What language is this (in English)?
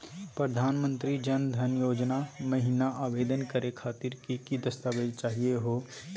Magahi